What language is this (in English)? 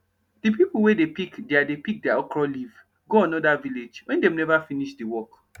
Nigerian Pidgin